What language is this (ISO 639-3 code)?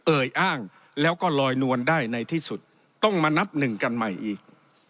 tha